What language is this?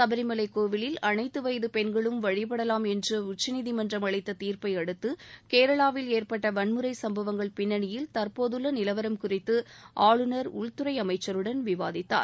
Tamil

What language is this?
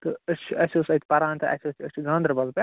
Kashmiri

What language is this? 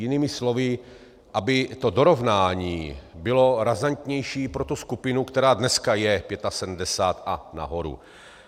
Czech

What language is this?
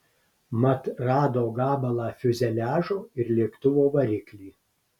Lithuanian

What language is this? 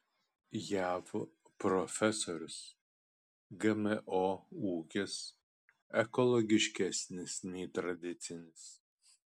Lithuanian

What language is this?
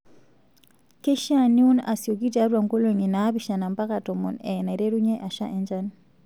Masai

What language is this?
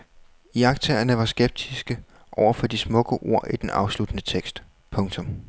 Danish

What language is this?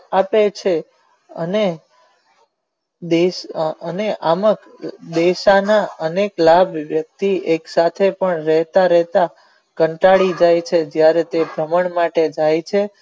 Gujarati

